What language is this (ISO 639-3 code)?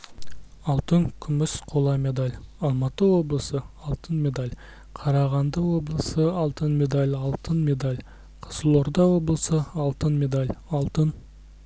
kaz